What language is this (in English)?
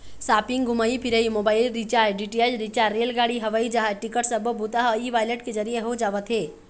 Chhattisgarhi